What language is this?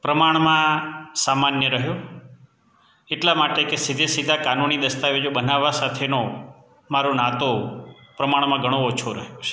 Gujarati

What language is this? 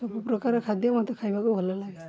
Odia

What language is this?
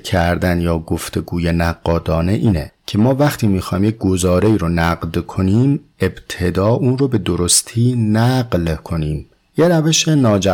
Persian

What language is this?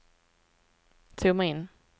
Swedish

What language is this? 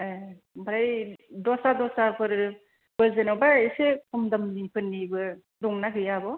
Bodo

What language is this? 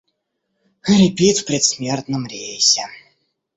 Russian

